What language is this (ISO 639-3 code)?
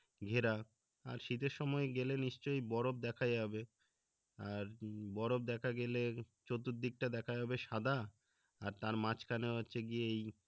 ben